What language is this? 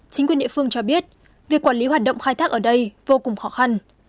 Vietnamese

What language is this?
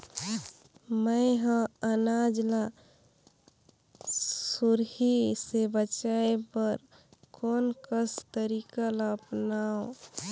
Chhattisgarhi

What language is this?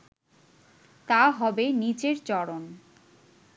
Bangla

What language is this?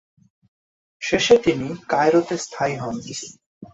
Bangla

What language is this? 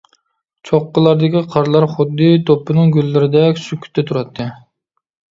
Uyghur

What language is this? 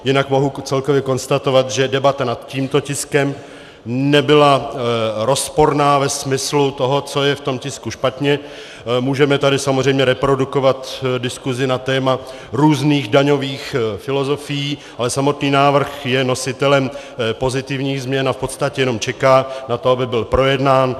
Czech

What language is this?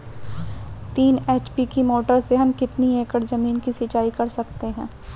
Hindi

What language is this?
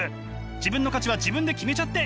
Japanese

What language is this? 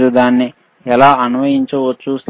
Telugu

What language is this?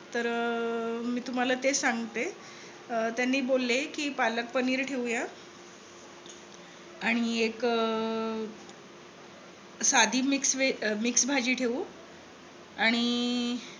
Marathi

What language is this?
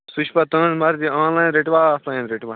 Kashmiri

